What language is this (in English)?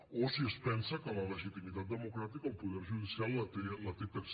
Catalan